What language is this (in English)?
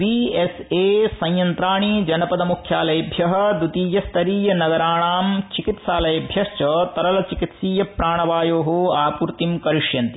Sanskrit